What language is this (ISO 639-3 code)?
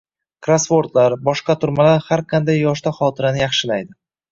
uzb